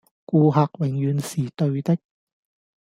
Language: Cantonese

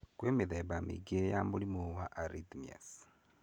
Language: Kikuyu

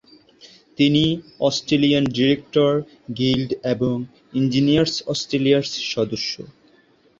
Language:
Bangla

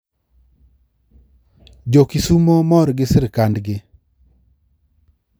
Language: Luo (Kenya and Tanzania)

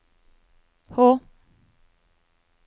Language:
Norwegian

